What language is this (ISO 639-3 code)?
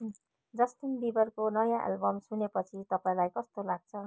nep